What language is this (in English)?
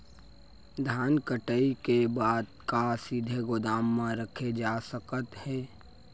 Chhattisgarhi